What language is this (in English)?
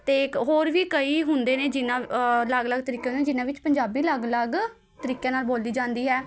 Punjabi